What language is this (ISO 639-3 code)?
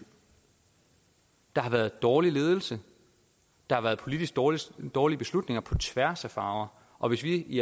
dan